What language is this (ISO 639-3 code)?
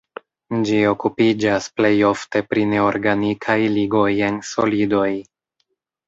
epo